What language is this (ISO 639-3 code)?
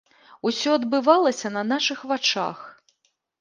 bel